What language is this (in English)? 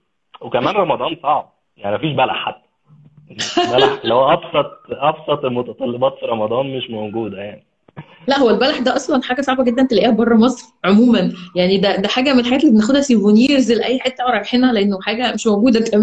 Arabic